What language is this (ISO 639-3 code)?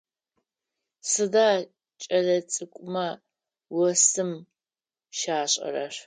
ady